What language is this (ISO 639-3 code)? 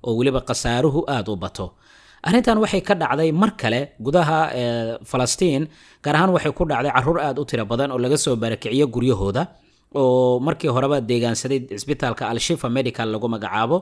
ara